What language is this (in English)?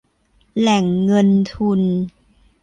Thai